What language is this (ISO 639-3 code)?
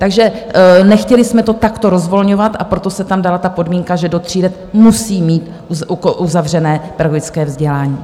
ces